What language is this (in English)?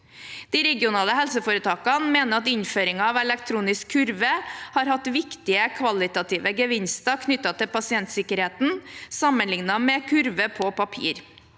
Norwegian